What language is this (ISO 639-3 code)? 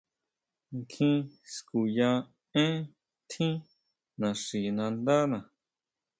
mau